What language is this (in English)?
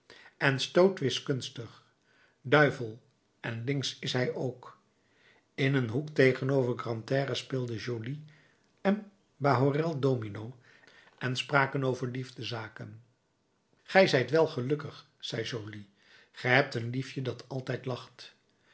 Dutch